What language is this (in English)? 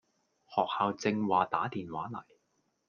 Cantonese